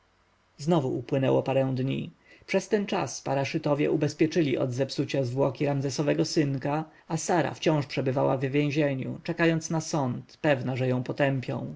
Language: Polish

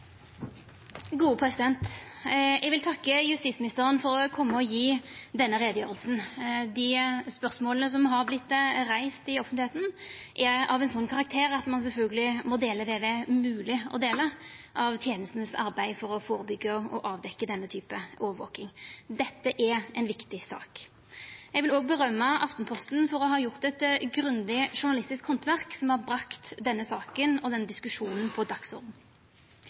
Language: Norwegian Nynorsk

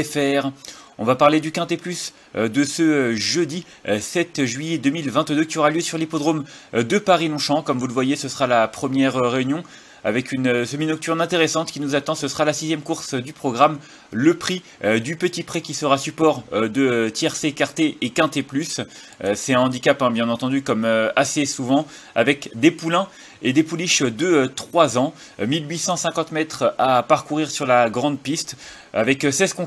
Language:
French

